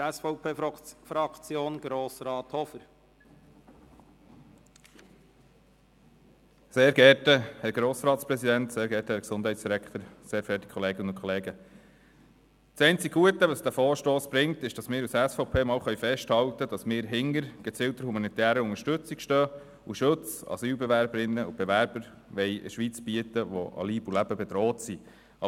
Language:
Swiss German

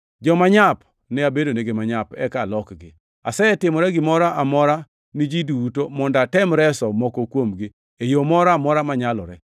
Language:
Luo (Kenya and Tanzania)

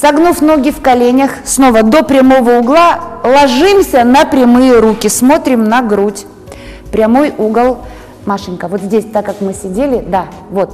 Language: Russian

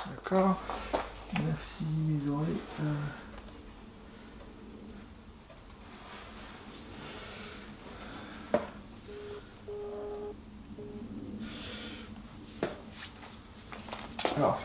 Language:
French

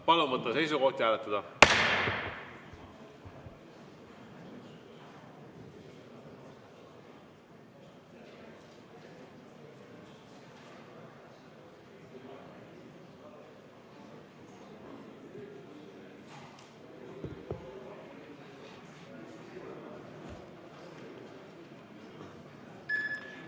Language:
Estonian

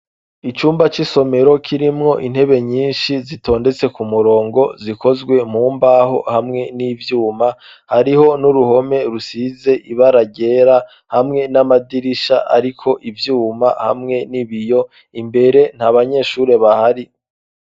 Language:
Rundi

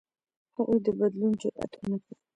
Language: Pashto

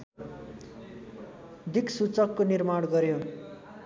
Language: Nepali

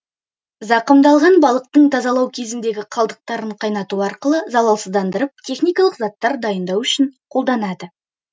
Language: Kazakh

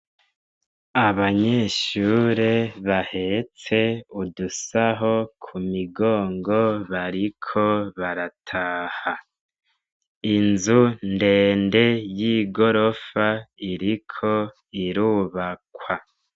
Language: Rundi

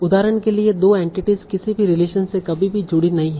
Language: Hindi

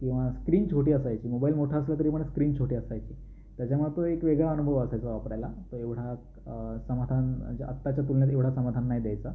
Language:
Marathi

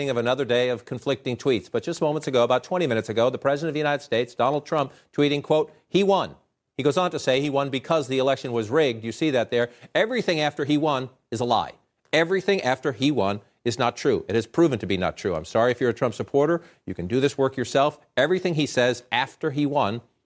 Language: Swedish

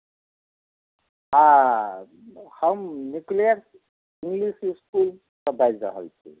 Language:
Maithili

